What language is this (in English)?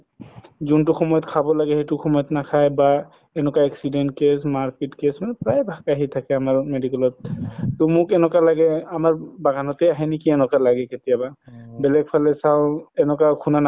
Assamese